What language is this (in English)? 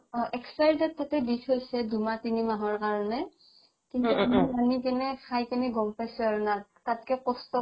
Assamese